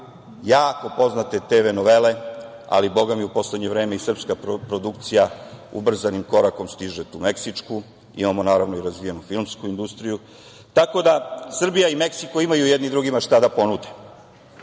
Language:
Serbian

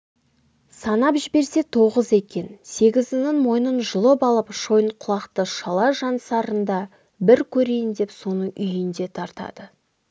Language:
Kazakh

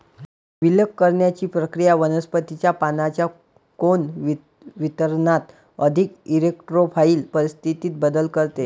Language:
Marathi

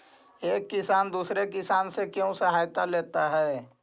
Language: Magahi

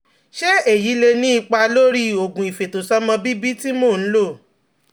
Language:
Yoruba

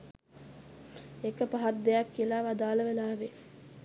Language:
Sinhala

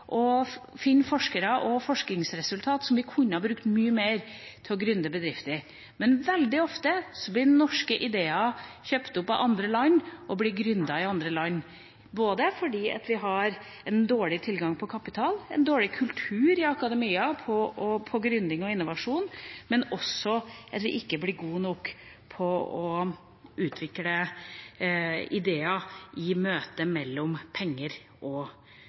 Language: Norwegian Bokmål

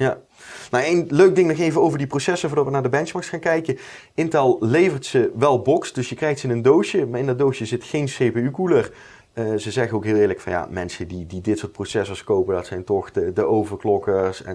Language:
Dutch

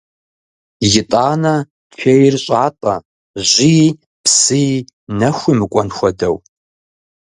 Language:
Kabardian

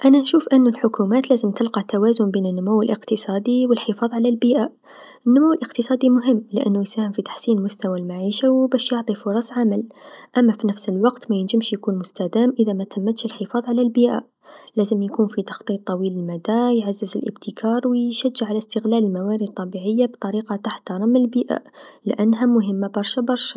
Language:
Tunisian Arabic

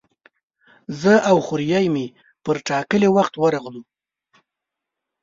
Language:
Pashto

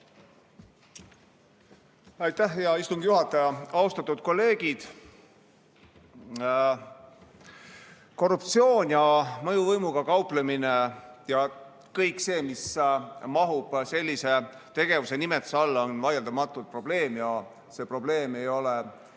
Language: Estonian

